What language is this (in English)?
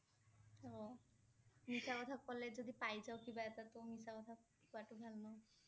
Assamese